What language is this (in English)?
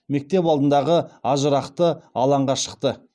Kazakh